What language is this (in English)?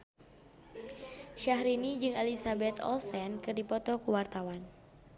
Sundanese